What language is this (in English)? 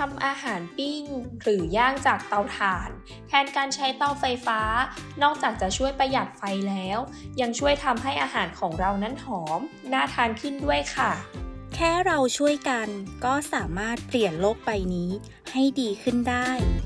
Thai